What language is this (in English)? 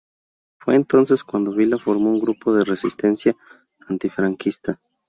Spanish